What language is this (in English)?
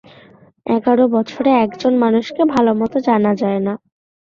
Bangla